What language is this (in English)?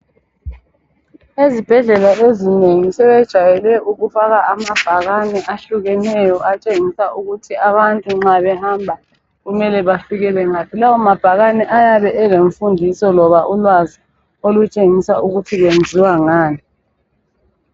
North Ndebele